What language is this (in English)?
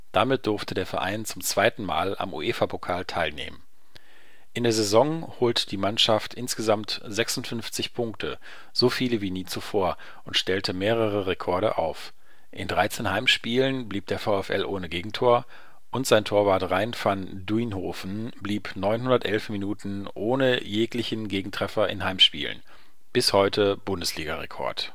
German